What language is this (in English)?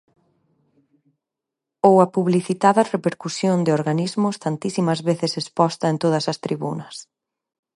Galician